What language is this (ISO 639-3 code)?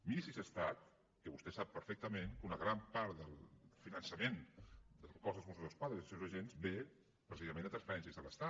cat